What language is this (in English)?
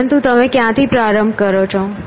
Gujarati